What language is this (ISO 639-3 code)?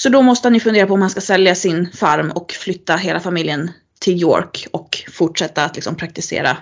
swe